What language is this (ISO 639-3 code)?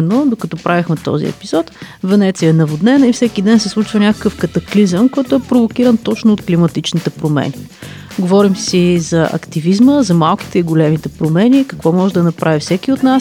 bul